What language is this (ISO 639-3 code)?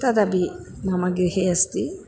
san